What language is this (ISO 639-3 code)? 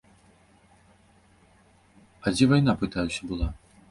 bel